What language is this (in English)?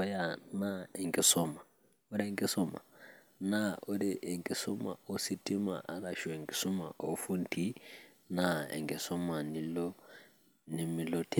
Masai